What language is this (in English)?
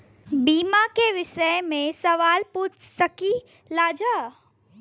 Bhojpuri